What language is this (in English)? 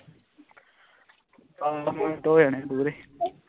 Punjabi